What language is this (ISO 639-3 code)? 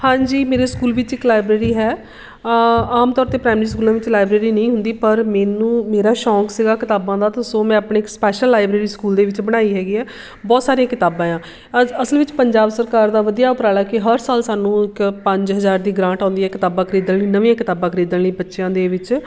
pan